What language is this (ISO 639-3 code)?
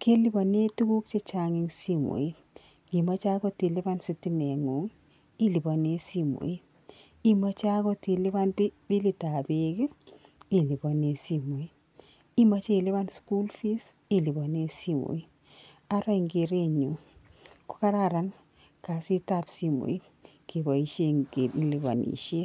kln